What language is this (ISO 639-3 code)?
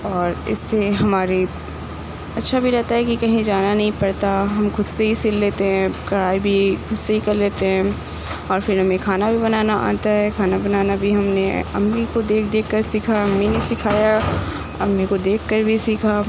urd